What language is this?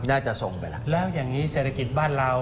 Thai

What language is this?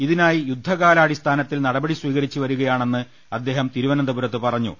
Malayalam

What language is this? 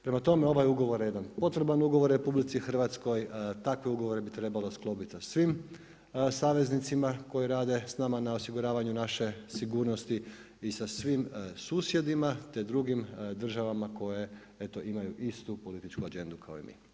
Croatian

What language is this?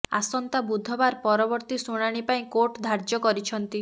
Odia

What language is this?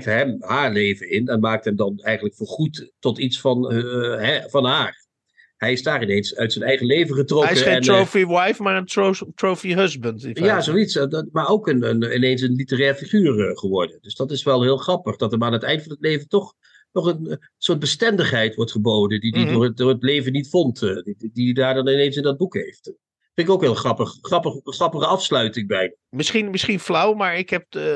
Dutch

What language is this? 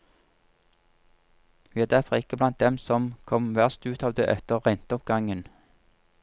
Norwegian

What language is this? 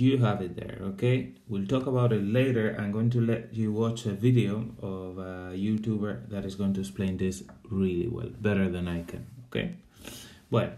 Spanish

